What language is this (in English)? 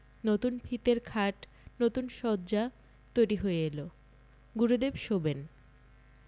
Bangla